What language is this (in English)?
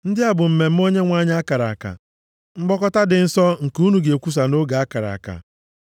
Igbo